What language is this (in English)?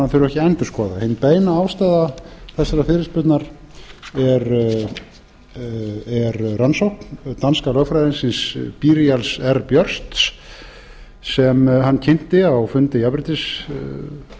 Icelandic